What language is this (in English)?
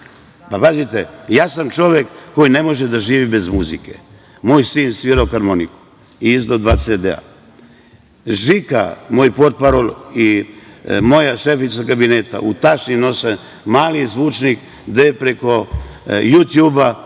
Serbian